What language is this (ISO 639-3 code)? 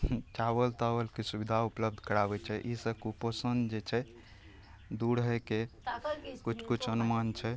mai